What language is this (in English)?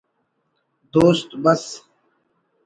Brahui